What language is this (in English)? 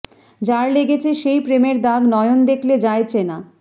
Bangla